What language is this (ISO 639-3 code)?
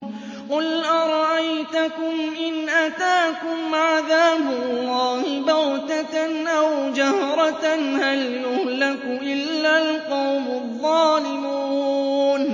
ara